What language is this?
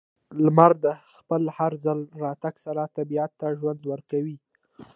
Pashto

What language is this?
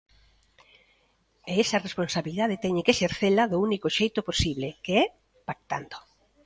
Galician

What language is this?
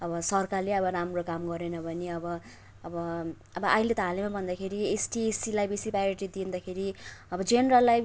Nepali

